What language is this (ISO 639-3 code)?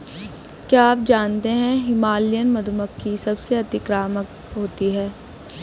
hin